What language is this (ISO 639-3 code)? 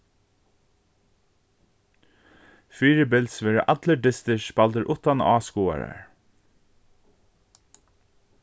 fao